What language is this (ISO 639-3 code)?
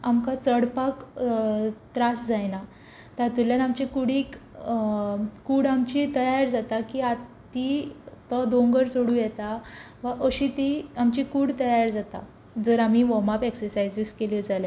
kok